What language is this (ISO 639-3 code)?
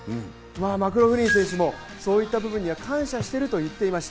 jpn